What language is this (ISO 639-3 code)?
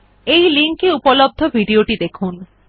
ben